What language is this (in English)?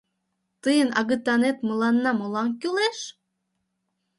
Mari